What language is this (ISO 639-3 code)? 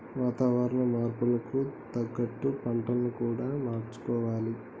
tel